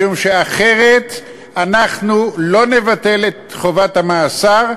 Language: Hebrew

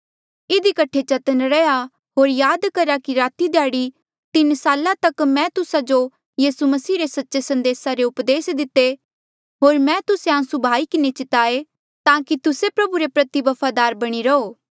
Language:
Mandeali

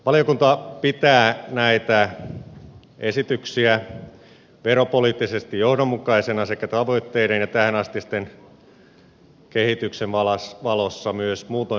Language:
Finnish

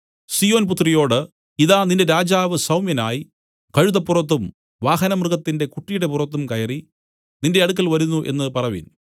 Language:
Malayalam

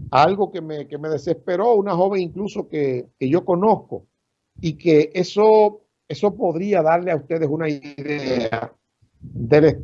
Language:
Spanish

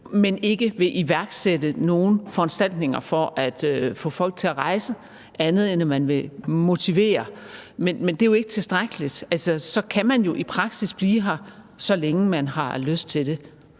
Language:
Danish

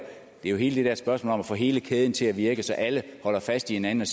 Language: Danish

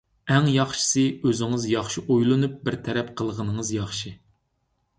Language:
Uyghur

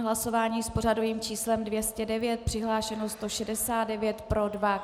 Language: Czech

